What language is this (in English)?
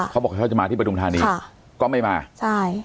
Thai